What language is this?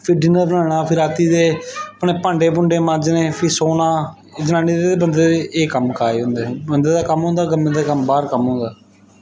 Dogri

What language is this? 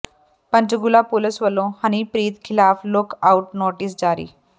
Punjabi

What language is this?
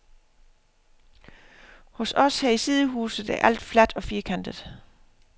Danish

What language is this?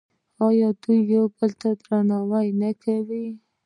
Pashto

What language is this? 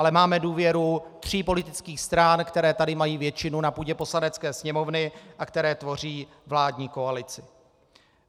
Czech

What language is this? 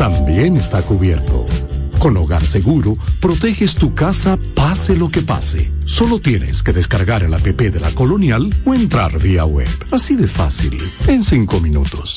Spanish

